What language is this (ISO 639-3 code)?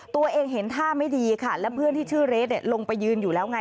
tha